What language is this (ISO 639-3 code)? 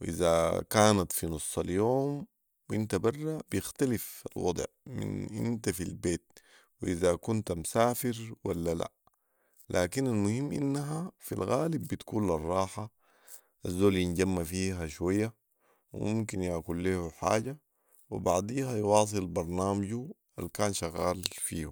apd